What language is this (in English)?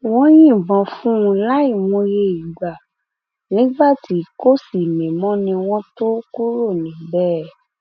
Yoruba